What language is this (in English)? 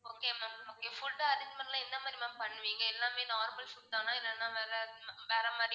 Tamil